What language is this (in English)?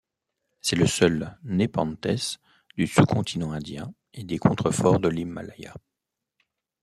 French